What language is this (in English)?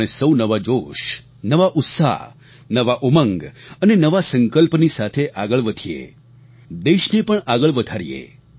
Gujarati